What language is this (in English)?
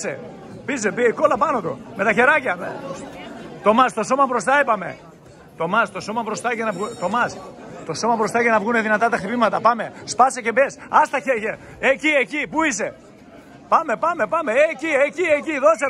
Greek